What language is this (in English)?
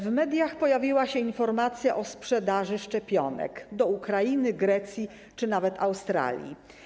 Polish